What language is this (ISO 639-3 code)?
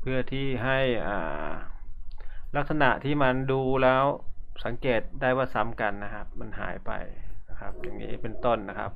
tha